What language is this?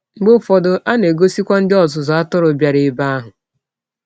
Igbo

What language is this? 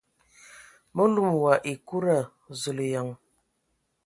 Ewondo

